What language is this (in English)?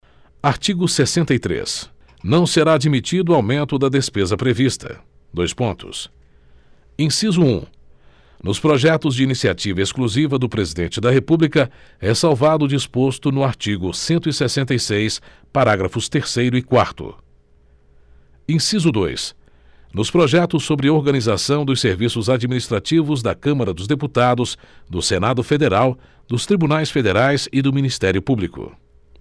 Portuguese